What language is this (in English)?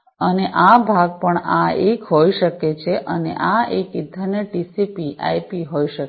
Gujarati